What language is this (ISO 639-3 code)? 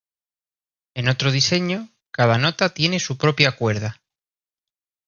spa